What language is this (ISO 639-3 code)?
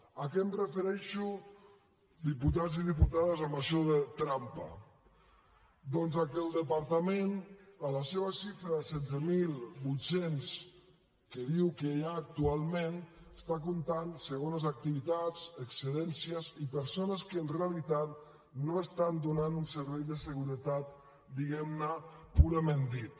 cat